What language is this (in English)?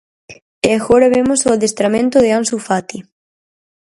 Galician